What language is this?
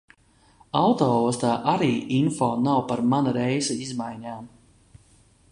Latvian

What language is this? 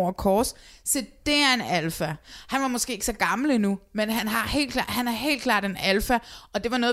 Danish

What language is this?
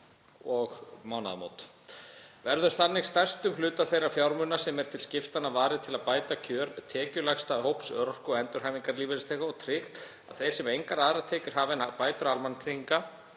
Icelandic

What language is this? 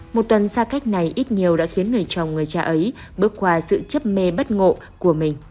Vietnamese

